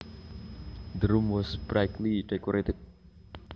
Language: Javanese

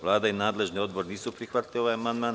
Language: Serbian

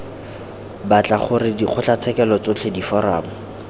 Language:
Tswana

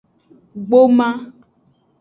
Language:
Aja (Benin)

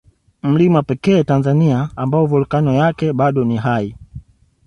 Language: Swahili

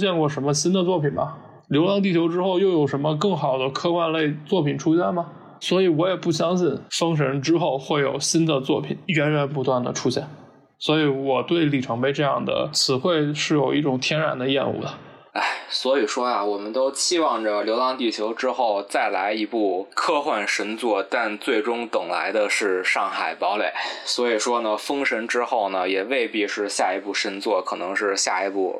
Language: Chinese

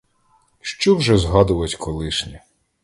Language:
Ukrainian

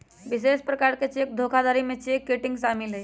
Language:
Magahi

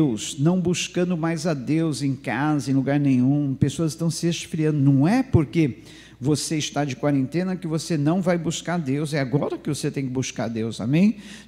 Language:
Portuguese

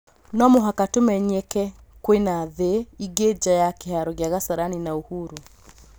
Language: Kikuyu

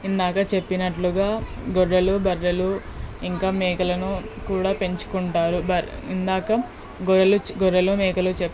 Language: Telugu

